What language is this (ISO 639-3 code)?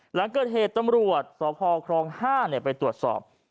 tha